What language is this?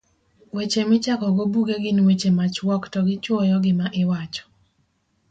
Luo (Kenya and Tanzania)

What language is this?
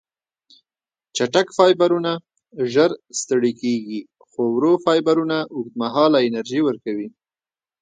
Pashto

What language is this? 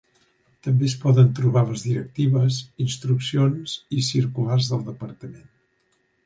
Catalan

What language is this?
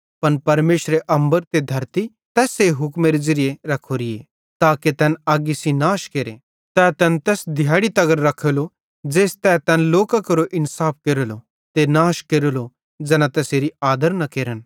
Bhadrawahi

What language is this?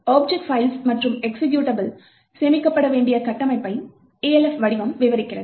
Tamil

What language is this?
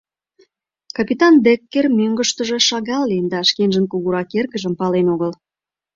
Mari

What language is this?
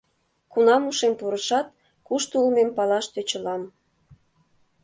Mari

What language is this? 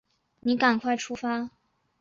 Chinese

